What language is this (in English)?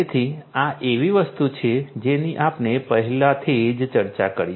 Gujarati